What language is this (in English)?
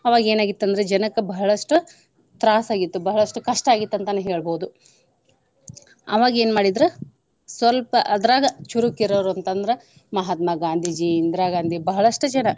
Kannada